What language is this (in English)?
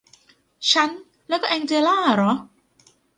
Thai